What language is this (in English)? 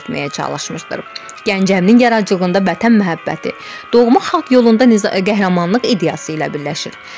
Turkish